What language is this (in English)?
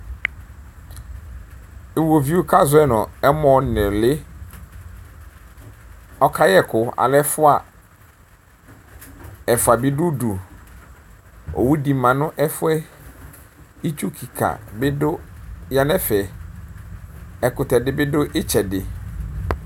Ikposo